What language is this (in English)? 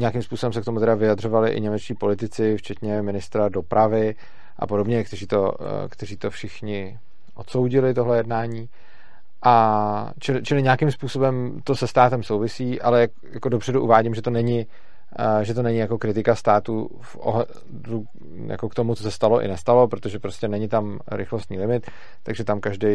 Czech